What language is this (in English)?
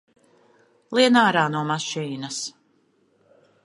Latvian